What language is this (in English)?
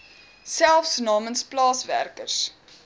Afrikaans